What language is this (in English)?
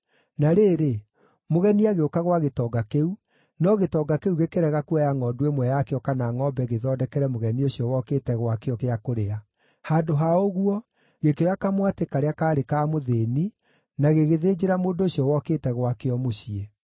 Kikuyu